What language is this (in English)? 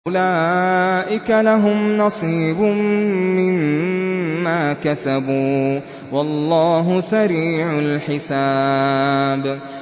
Arabic